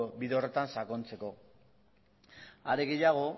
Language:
Basque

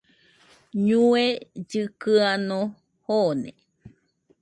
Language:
Nüpode Huitoto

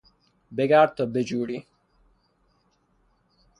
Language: Persian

